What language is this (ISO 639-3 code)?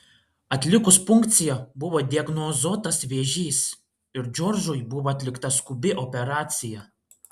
lit